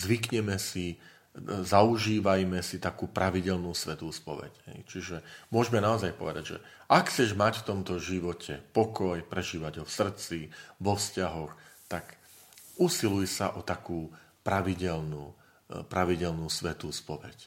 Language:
Slovak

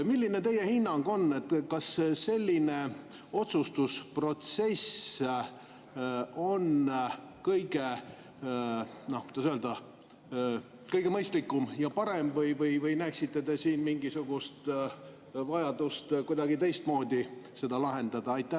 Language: Estonian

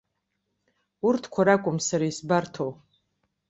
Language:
Abkhazian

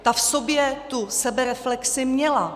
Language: Czech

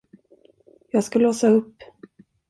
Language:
Swedish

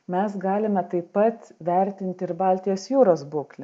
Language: Lithuanian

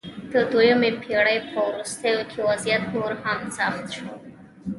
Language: Pashto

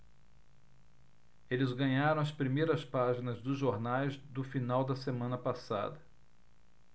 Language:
Portuguese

